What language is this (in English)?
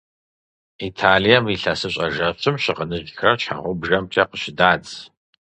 Kabardian